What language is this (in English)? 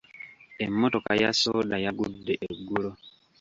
Ganda